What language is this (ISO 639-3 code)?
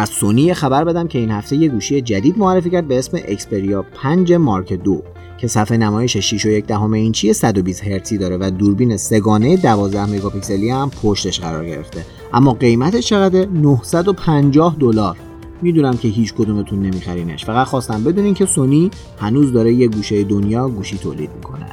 fas